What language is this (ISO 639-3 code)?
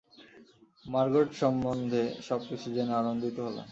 ben